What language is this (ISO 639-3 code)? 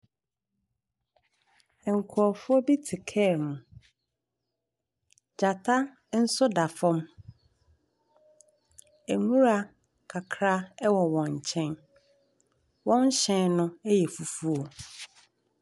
aka